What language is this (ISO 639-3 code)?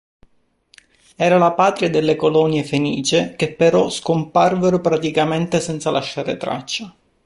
ita